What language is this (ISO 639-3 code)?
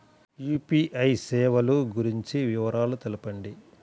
tel